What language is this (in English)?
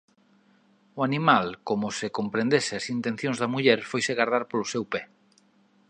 Galician